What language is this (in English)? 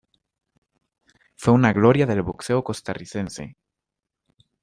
Spanish